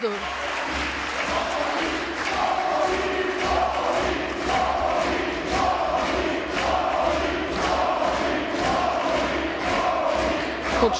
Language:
Serbian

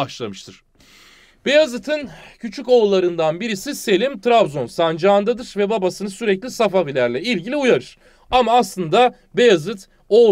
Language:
Turkish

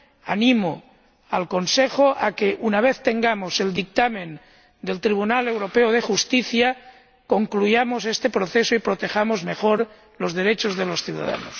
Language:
Spanish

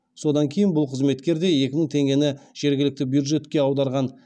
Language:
Kazakh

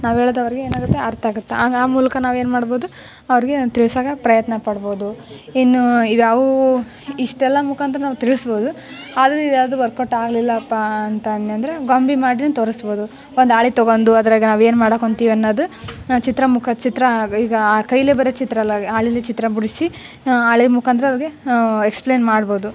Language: Kannada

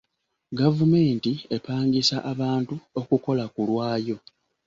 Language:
Ganda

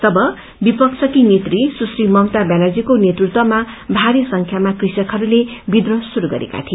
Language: Nepali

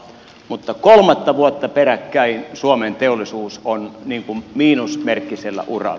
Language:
Finnish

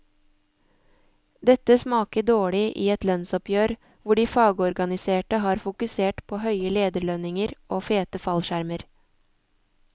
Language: Norwegian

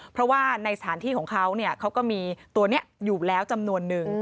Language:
Thai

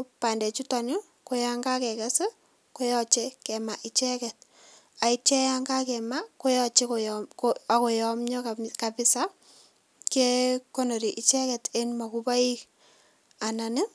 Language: Kalenjin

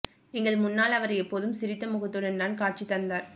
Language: Tamil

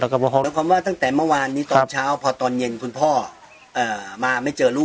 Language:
Thai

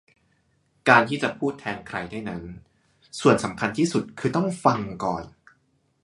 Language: Thai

